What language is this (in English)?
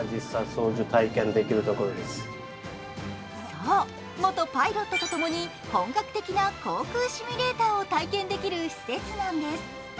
Japanese